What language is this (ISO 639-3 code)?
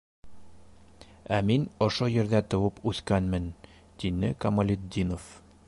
bak